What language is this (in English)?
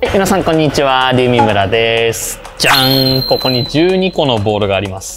Japanese